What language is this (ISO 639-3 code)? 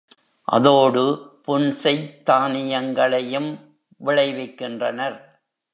tam